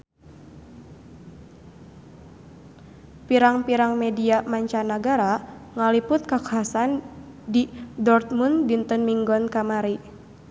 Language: Sundanese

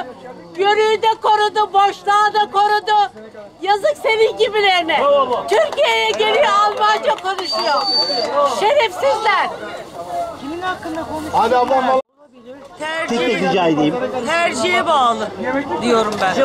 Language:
Turkish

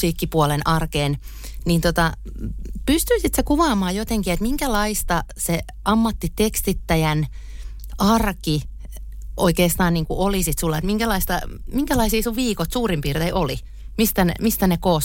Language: Finnish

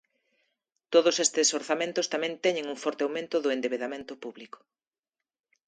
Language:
Galician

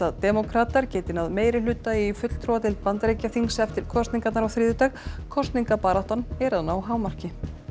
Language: Icelandic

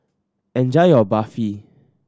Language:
English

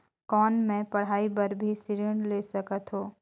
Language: Chhattisgarhi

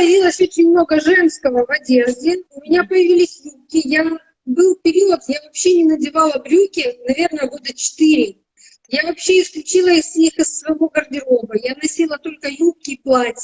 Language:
Russian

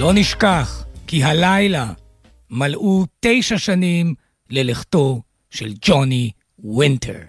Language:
Hebrew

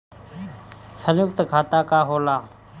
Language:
Bhojpuri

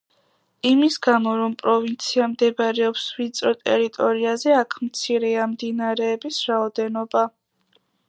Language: Georgian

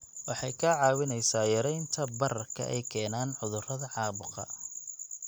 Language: Somali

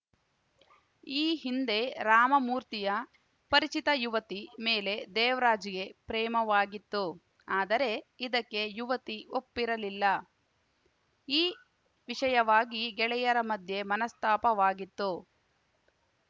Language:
Kannada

